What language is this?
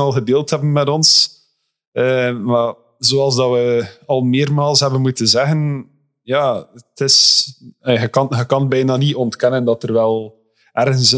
Dutch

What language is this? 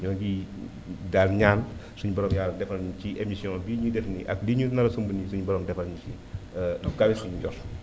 Wolof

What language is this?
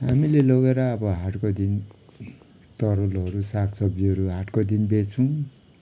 Nepali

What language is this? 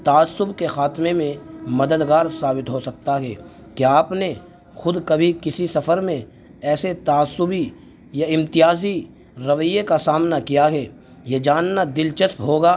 Urdu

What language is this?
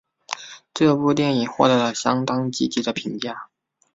Chinese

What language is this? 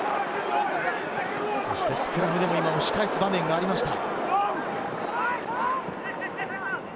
Japanese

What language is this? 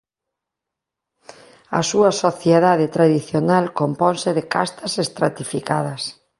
Galician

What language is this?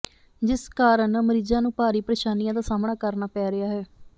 Punjabi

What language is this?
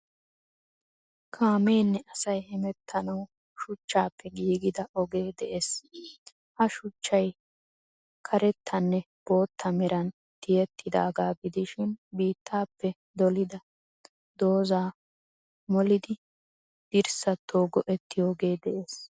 Wolaytta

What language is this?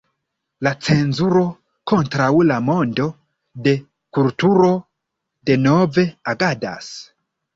Esperanto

